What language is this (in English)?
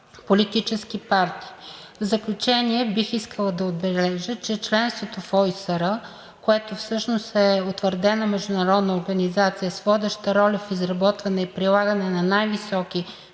Bulgarian